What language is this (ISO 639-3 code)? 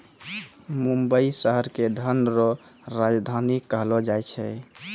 mai